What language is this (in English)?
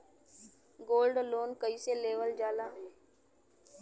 Bhojpuri